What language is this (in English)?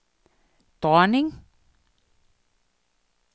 Danish